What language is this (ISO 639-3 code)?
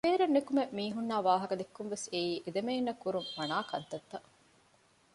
div